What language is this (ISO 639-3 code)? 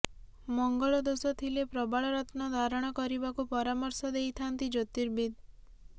ori